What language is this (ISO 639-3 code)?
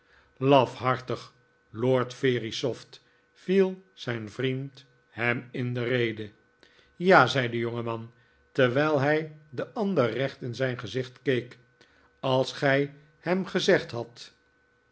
nld